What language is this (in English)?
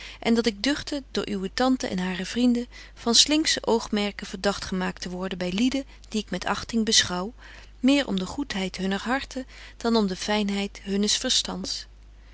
Dutch